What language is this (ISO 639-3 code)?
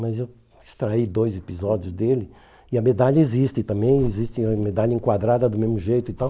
por